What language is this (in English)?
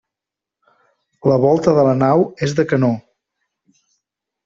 Catalan